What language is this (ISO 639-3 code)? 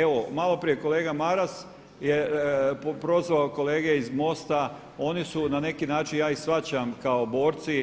hrv